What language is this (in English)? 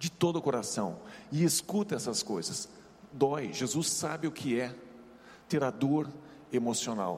Portuguese